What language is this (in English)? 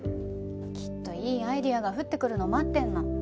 Japanese